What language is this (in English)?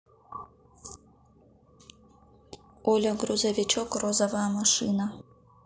Russian